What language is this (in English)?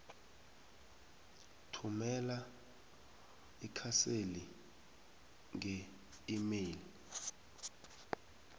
South Ndebele